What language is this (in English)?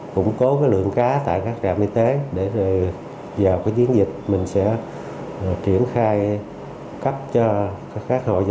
Vietnamese